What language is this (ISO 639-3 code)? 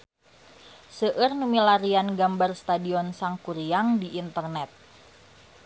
sun